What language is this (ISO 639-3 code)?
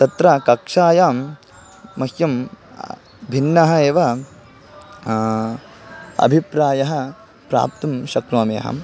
san